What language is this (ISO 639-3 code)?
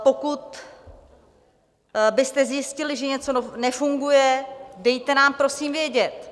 ces